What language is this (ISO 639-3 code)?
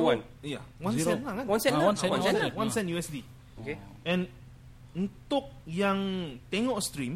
msa